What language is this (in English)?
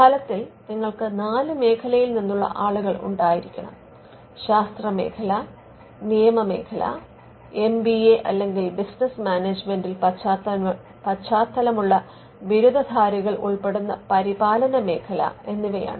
Malayalam